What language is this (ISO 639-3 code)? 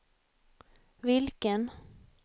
swe